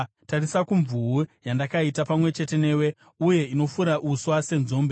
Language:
Shona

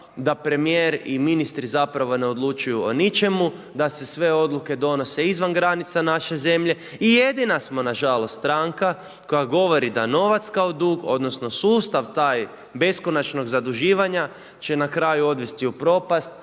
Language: Croatian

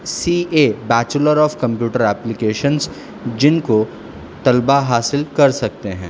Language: Urdu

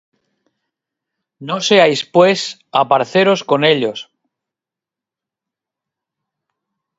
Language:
Spanish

